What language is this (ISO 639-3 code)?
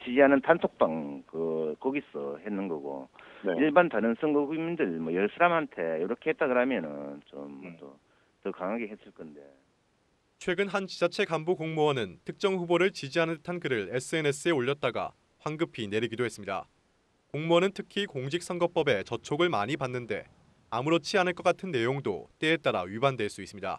kor